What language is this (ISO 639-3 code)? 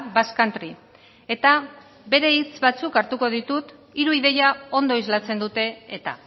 eus